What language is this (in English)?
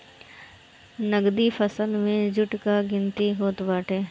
Bhojpuri